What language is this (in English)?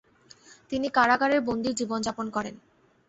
Bangla